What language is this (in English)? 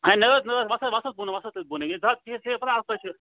Kashmiri